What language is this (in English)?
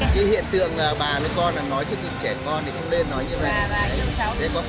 Vietnamese